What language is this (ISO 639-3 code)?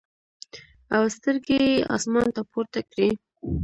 pus